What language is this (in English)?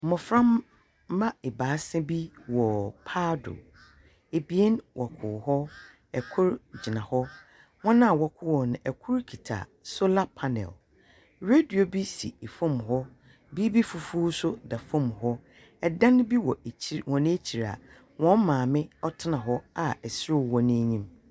Akan